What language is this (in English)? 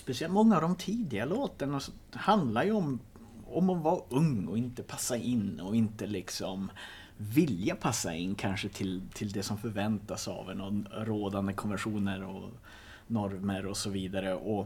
Swedish